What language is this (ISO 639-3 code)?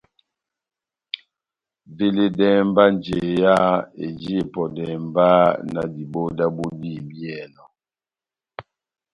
bnm